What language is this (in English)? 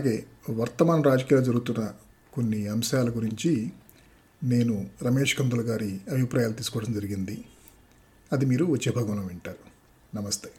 Telugu